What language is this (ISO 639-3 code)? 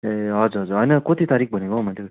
nep